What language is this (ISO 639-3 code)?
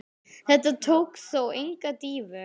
isl